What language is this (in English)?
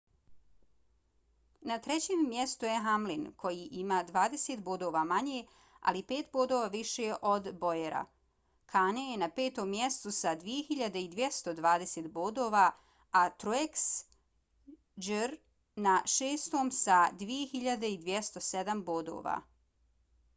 Bosnian